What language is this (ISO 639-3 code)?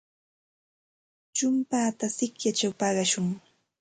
qxt